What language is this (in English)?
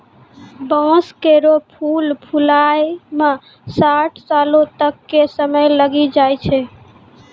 Maithili